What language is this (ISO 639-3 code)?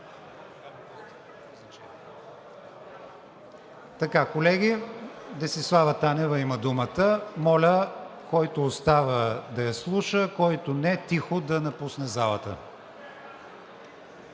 bul